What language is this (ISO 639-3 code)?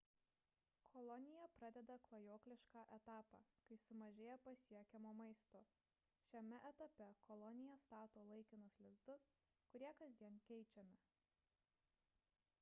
lit